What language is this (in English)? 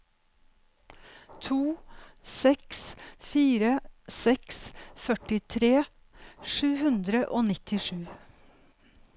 Norwegian